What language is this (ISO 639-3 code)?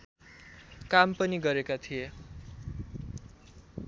nep